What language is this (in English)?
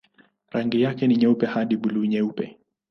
Swahili